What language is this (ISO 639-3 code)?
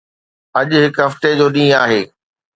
snd